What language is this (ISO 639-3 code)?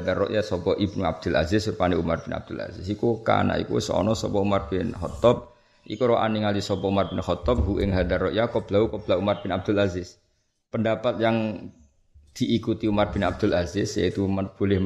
msa